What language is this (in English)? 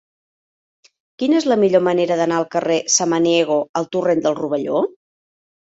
Catalan